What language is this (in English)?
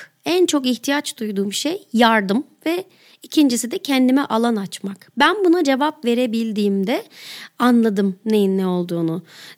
Turkish